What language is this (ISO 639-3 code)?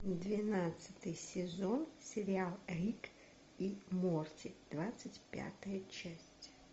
rus